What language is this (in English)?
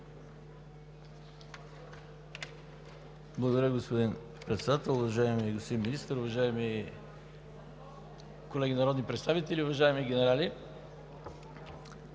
Bulgarian